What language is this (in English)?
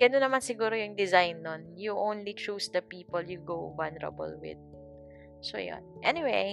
Filipino